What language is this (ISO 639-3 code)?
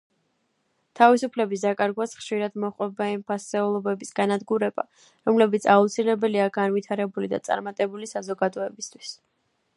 kat